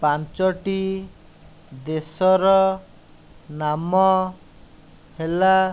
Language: Odia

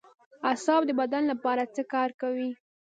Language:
Pashto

